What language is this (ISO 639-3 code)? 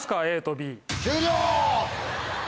jpn